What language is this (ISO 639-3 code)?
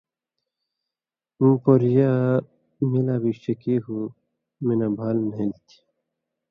mvy